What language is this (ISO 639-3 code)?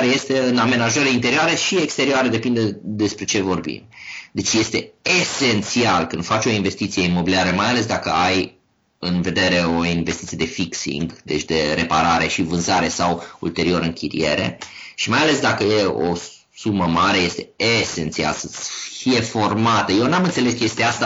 ron